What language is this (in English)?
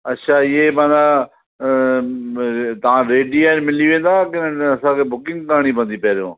Sindhi